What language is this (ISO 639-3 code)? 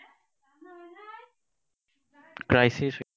asm